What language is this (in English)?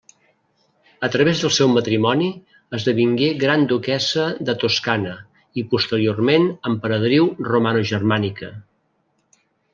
Catalan